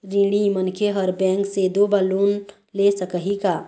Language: Chhattisgarhi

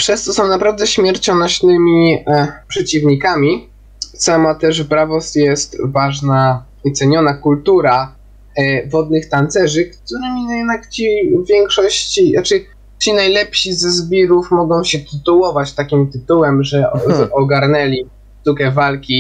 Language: Polish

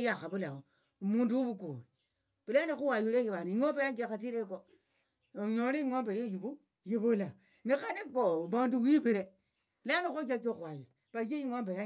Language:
Tsotso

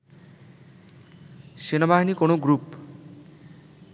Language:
Bangla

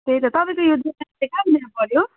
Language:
Nepali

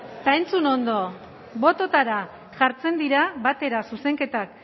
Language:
Basque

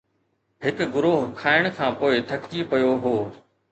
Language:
Sindhi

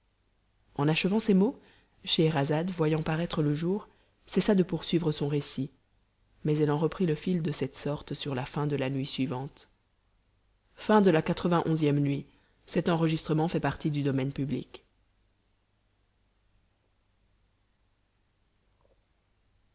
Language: French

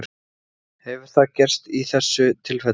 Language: Icelandic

